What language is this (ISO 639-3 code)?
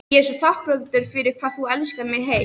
isl